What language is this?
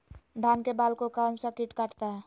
Magahi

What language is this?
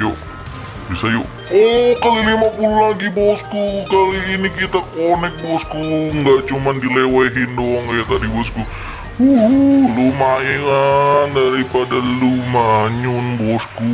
Indonesian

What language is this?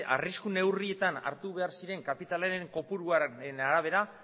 Basque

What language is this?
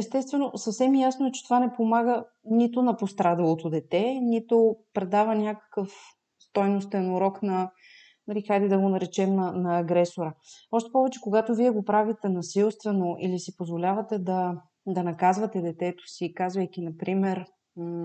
Bulgarian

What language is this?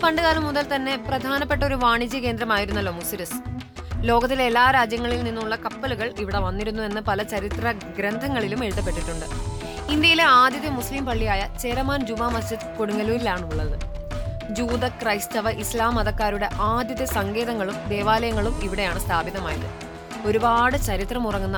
Malayalam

